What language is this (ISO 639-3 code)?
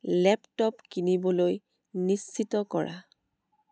asm